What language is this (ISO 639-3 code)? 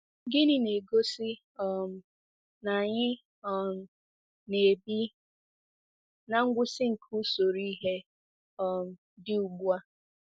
ibo